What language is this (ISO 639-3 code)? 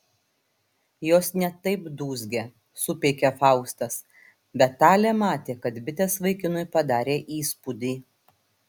lit